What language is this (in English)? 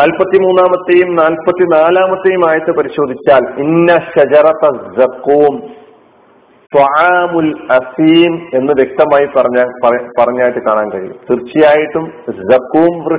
Malayalam